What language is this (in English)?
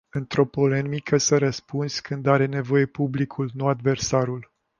Romanian